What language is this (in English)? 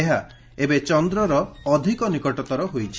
Odia